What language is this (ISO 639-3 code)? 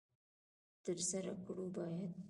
pus